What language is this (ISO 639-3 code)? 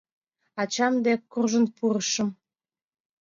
chm